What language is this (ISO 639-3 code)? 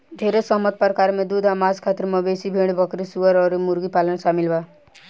bho